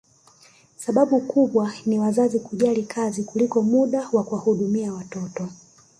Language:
Swahili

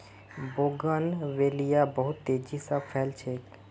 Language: Magahi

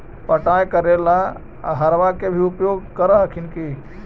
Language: Magahi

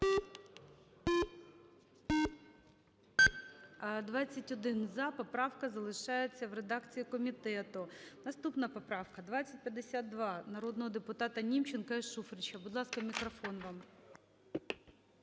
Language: Ukrainian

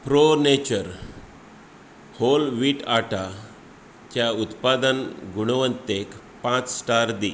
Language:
Konkani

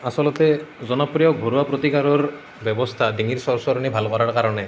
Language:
Assamese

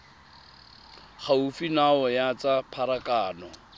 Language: Tswana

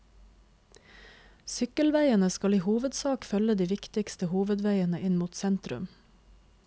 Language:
Norwegian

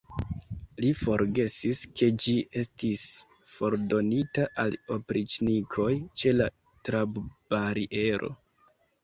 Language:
Esperanto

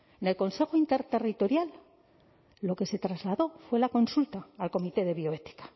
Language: Spanish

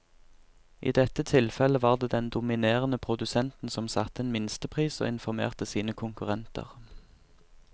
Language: Norwegian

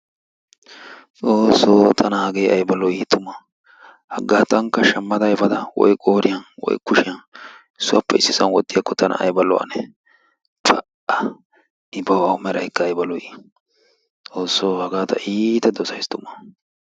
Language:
Wolaytta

